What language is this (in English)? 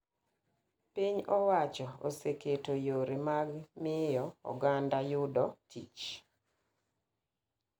Luo (Kenya and Tanzania)